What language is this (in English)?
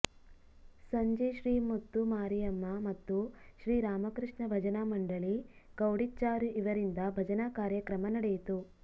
Kannada